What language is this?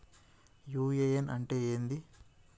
Telugu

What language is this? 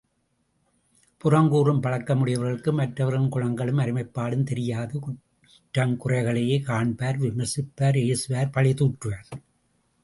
Tamil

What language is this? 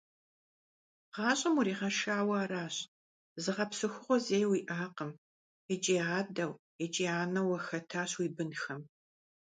Kabardian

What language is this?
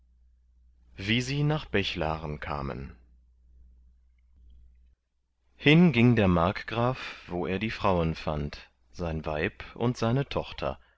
German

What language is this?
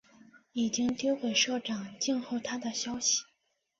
Chinese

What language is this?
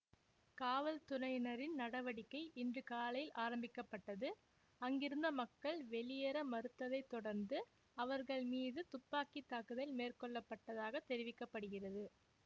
Tamil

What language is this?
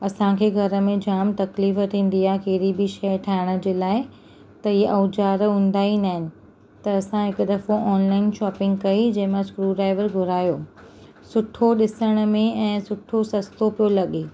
Sindhi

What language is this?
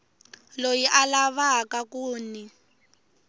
Tsonga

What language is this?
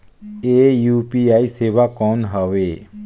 Chhattisgarhi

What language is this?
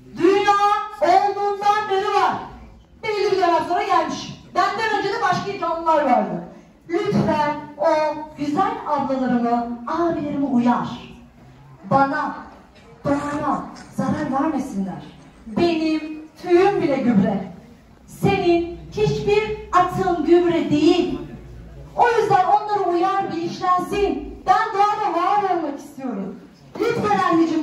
Turkish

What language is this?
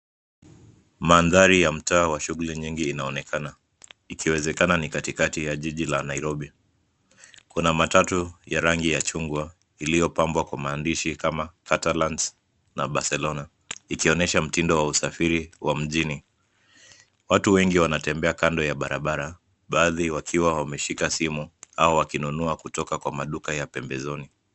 Swahili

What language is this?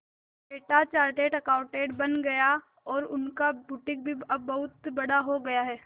Hindi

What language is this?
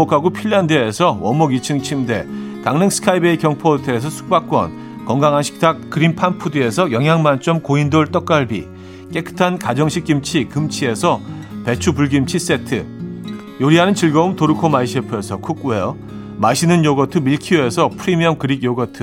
Korean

